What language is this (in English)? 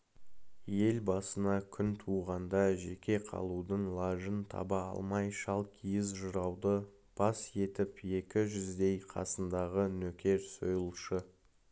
Kazakh